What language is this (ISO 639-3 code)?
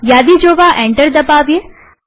guj